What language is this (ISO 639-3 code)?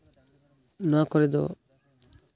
sat